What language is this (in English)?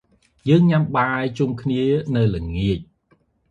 Khmer